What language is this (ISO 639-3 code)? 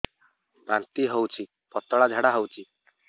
ori